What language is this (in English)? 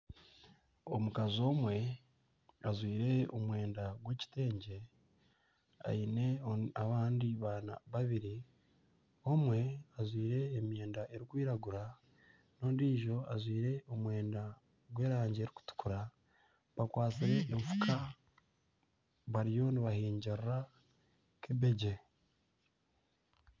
Nyankole